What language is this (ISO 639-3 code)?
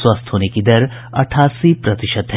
hin